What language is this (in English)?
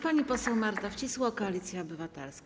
Polish